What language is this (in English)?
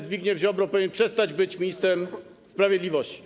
Polish